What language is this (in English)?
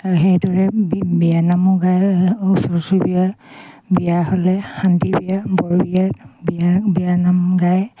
Assamese